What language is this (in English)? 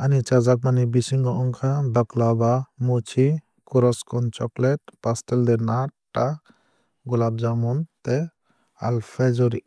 Kok Borok